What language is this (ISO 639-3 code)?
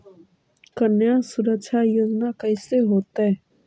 mag